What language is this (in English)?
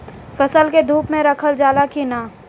Bhojpuri